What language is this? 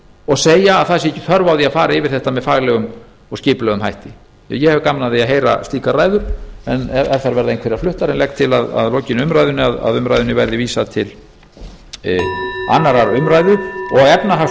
Icelandic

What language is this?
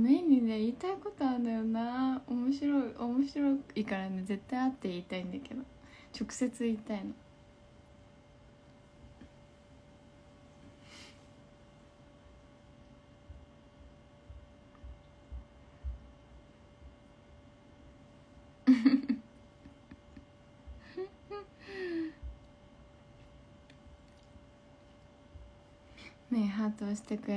Japanese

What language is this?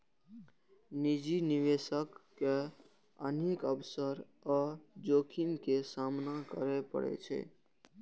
Maithili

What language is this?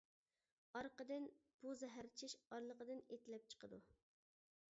Uyghur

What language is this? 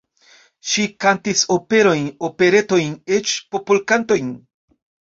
Esperanto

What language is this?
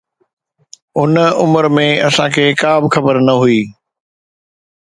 Sindhi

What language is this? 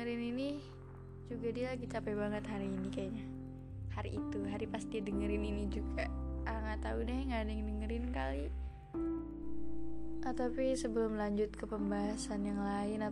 Indonesian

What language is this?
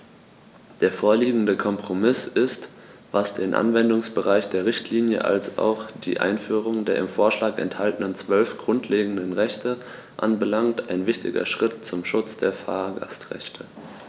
German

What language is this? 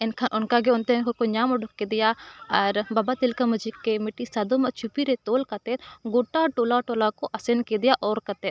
Santali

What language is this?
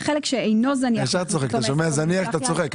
Hebrew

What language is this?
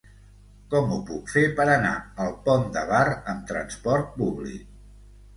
Catalan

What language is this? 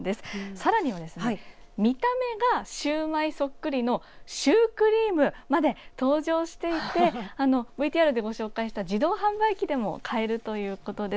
Japanese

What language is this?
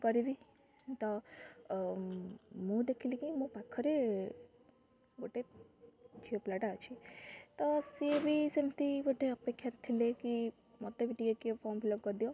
Odia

